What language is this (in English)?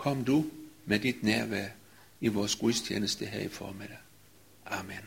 Danish